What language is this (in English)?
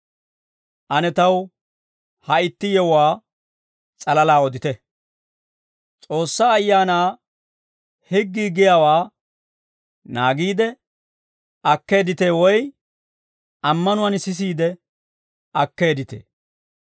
Dawro